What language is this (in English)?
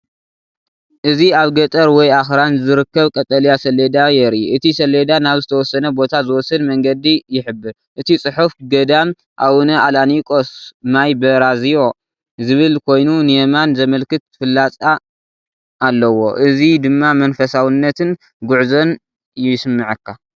Tigrinya